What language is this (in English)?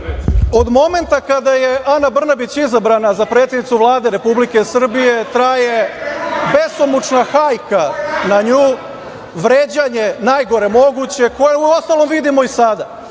Serbian